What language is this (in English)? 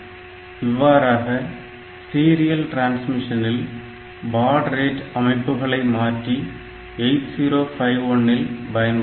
Tamil